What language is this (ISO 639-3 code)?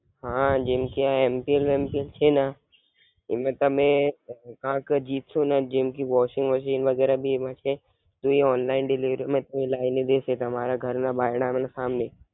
guj